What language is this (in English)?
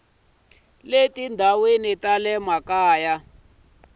Tsonga